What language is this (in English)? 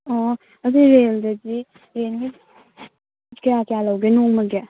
Manipuri